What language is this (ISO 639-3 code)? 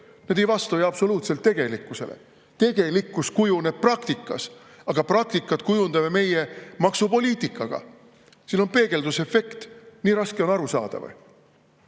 est